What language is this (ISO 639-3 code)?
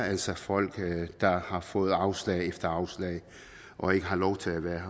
dan